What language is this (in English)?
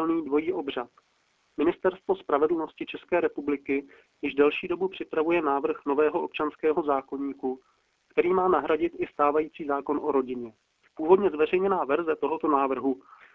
Czech